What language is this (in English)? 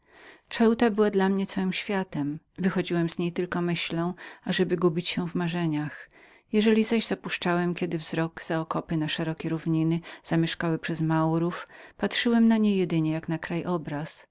Polish